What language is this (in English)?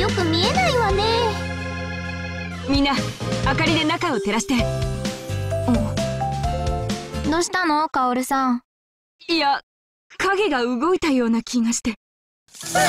Japanese